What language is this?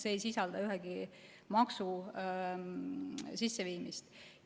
Estonian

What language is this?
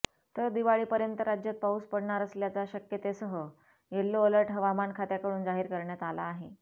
Marathi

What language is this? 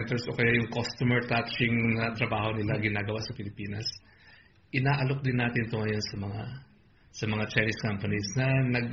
Filipino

